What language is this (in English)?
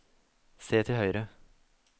Norwegian